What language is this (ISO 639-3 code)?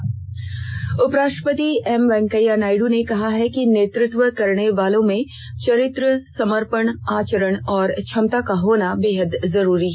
hin